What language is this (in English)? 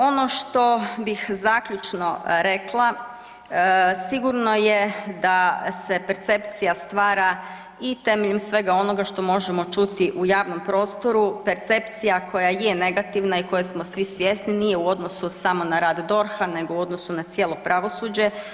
Croatian